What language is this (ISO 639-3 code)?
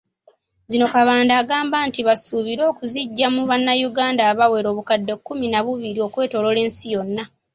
lug